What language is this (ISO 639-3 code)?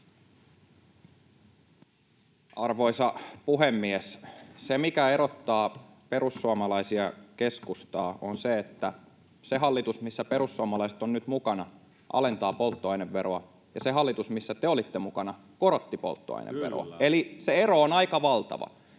fin